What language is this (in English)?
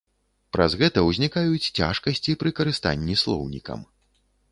Belarusian